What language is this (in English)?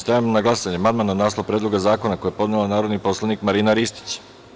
Serbian